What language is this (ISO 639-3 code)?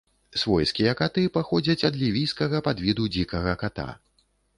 bel